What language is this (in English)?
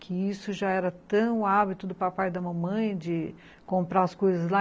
Portuguese